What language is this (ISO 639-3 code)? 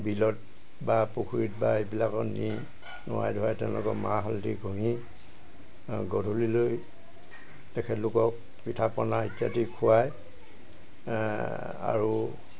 asm